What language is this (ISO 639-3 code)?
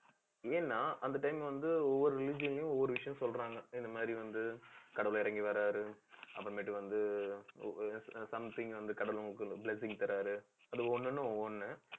tam